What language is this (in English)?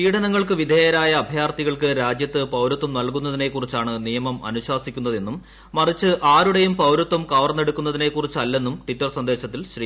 Malayalam